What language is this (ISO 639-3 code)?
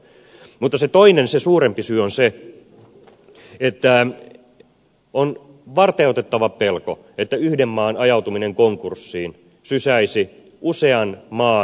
fin